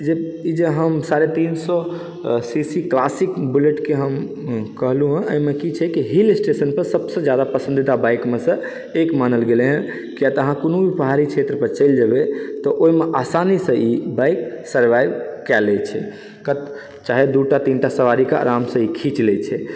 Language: Maithili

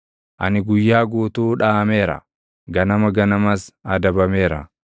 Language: Oromo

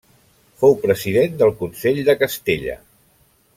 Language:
Catalan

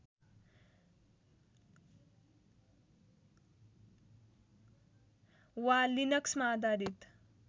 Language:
Nepali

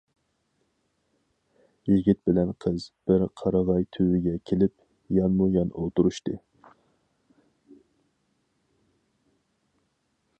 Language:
Uyghur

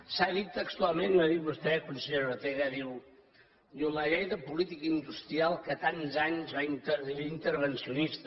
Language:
Catalan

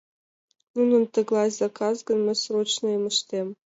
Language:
Mari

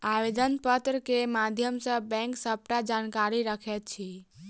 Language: Maithili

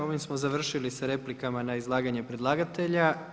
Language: Croatian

